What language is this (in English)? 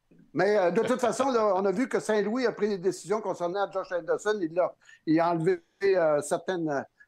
French